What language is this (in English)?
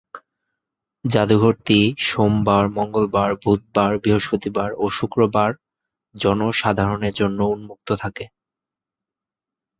Bangla